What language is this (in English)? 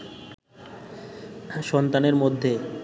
Bangla